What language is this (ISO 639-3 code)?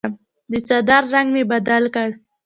pus